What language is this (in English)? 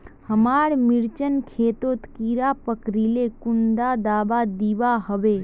Magahi